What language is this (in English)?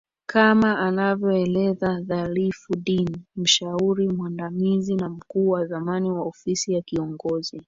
Swahili